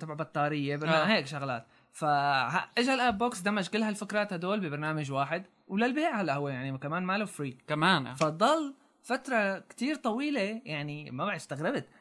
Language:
Arabic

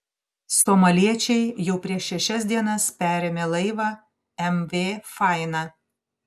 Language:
Lithuanian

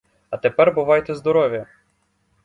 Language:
Ukrainian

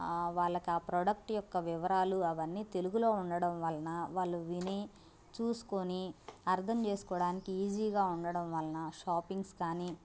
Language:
Telugu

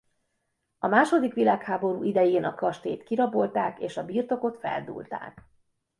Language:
Hungarian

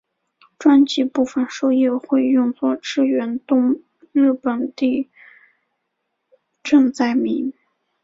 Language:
Chinese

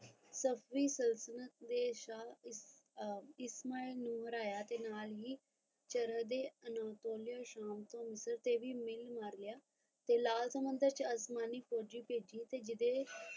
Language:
Punjabi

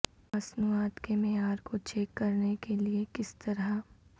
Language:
Urdu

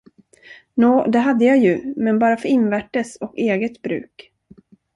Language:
Swedish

